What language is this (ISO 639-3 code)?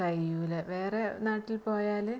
mal